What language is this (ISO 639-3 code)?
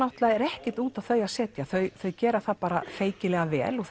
isl